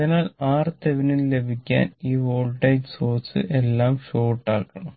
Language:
Malayalam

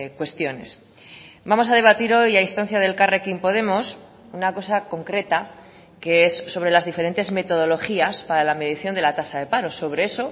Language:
Spanish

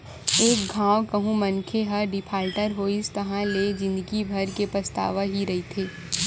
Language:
Chhattisgarhi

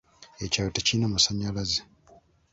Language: Ganda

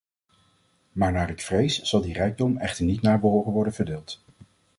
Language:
Dutch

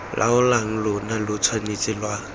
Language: Tswana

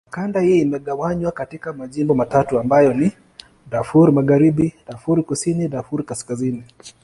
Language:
Swahili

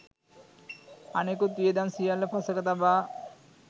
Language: Sinhala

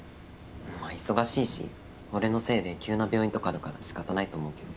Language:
Japanese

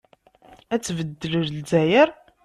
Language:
Kabyle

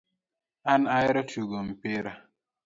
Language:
Luo (Kenya and Tanzania)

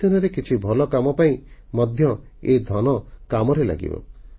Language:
Odia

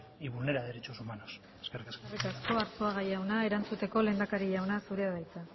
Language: Basque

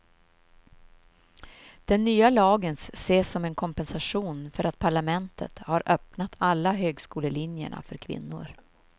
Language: Swedish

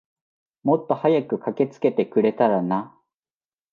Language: Japanese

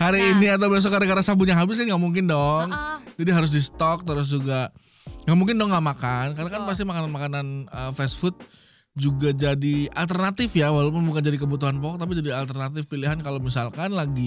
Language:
Indonesian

